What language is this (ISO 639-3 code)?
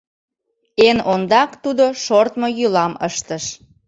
chm